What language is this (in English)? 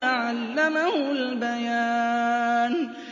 Arabic